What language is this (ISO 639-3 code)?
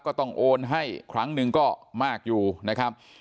tha